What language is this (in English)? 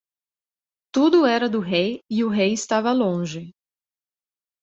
Portuguese